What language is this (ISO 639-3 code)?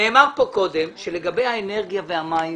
heb